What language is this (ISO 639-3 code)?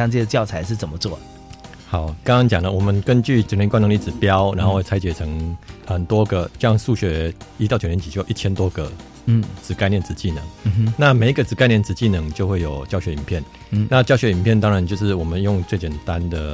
zho